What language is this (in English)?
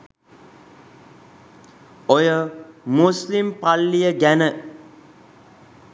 Sinhala